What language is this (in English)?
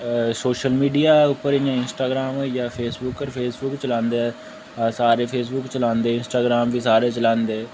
Dogri